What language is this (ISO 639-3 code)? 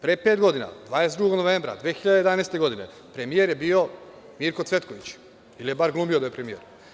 srp